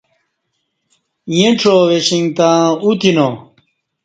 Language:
Kati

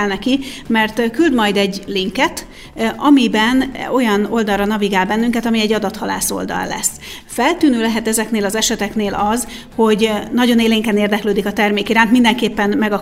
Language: Hungarian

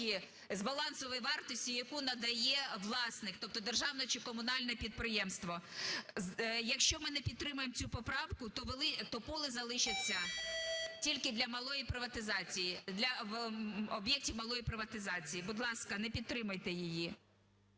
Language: Ukrainian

